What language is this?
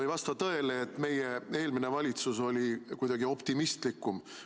Estonian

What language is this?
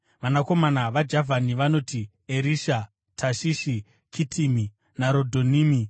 Shona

